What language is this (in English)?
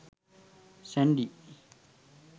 Sinhala